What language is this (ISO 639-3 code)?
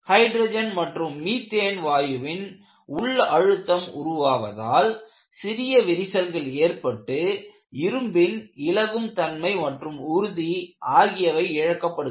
tam